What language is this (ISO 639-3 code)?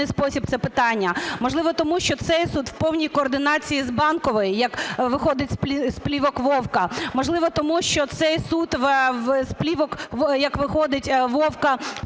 ukr